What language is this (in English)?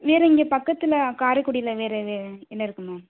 Tamil